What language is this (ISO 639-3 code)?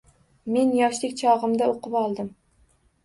uzb